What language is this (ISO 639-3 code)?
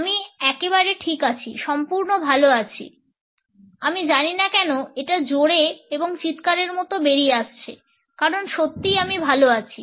ben